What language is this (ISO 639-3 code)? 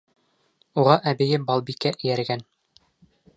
bak